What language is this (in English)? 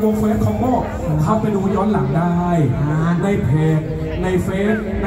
Thai